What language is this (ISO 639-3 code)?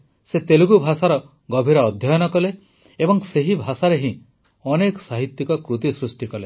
ori